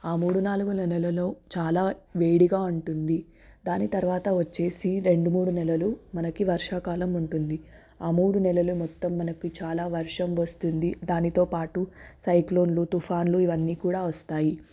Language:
Telugu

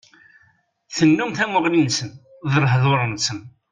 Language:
Kabyle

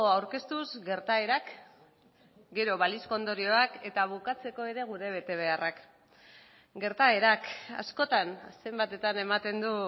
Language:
Basque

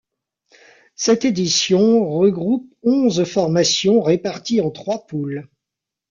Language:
French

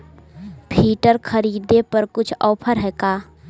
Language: Magahi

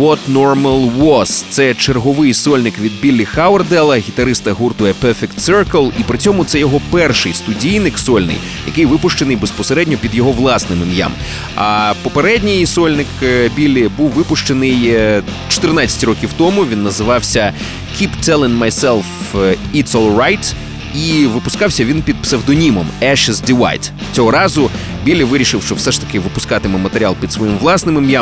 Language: Ukrainian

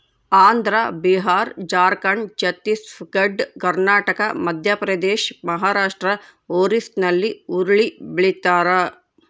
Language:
Kannada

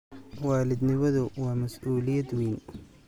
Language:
Somali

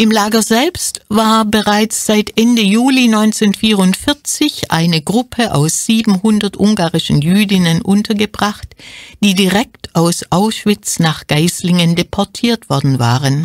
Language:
German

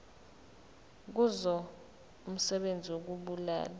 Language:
Zulu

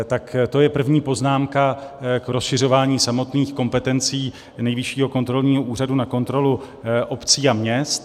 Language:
Czech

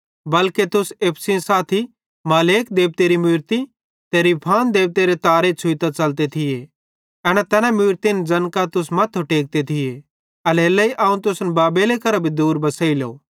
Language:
Bhadrawahi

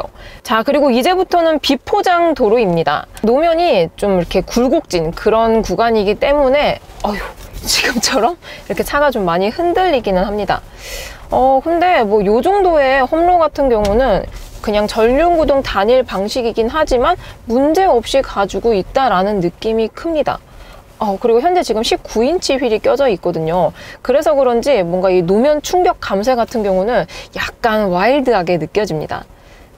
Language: Korean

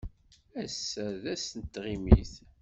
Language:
Kabyle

